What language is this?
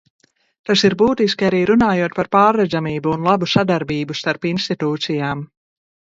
Latvian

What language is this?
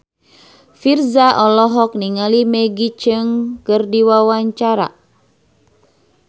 Sundanese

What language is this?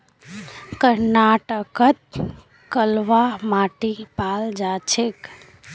Magahi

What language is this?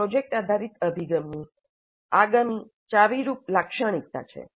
Gujarati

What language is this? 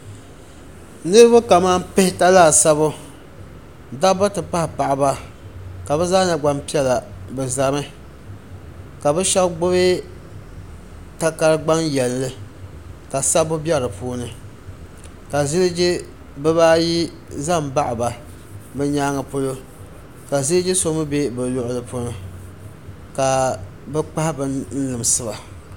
Dagbani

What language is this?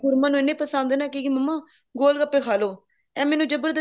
Punjabi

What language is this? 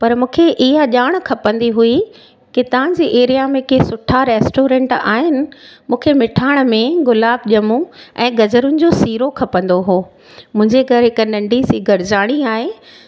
Sindhi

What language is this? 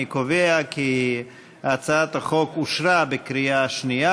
Hebrew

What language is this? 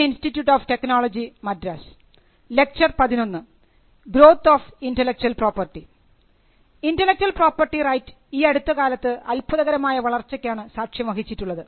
Malayalam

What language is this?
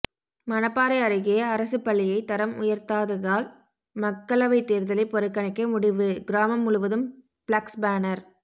Tamil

